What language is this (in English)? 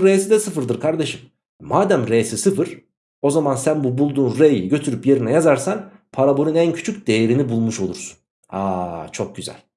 Turkish